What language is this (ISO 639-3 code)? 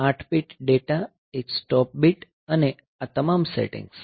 guj